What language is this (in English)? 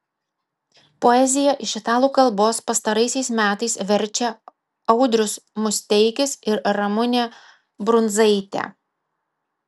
Lithuanian